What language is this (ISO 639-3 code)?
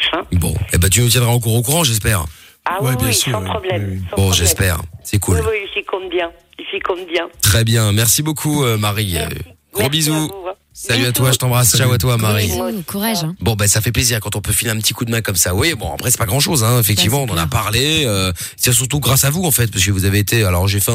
fra